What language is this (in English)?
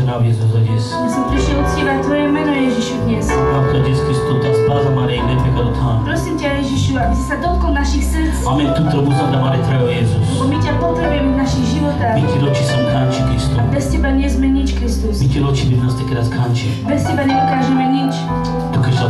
Latvian